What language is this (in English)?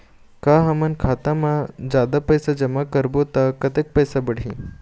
Chhattisgarhi